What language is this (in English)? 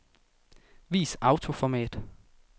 Danish